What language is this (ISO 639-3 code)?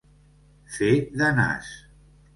cat